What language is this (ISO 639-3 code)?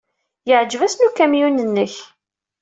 kab